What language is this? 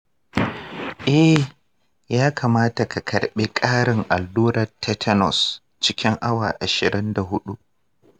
Hausa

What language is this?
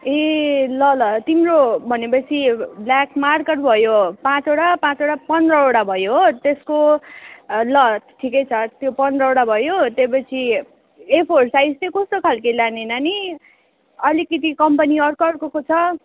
Nepali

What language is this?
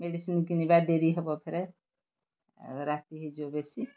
Odia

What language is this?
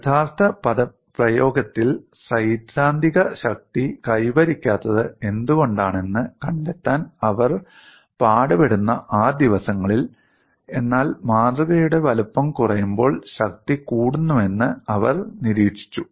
Malayalam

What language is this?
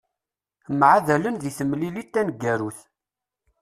Kabyle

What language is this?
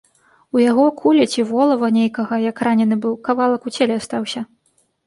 Belarusian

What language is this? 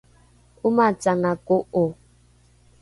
Rukai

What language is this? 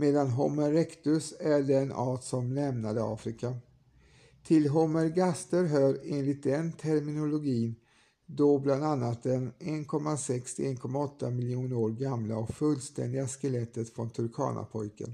Swedish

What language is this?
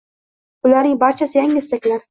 Uzbek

